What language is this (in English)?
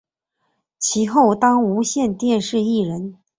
Chinese